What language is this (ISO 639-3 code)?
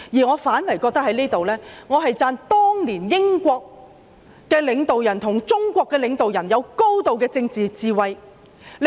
yue